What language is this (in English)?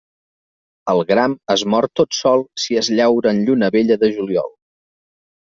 Catalan